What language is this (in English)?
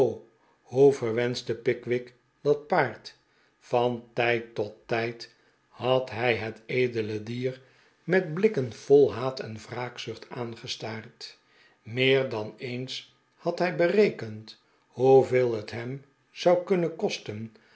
Dutch